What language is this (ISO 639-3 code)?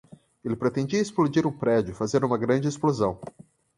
por